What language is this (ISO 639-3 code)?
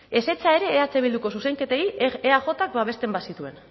eus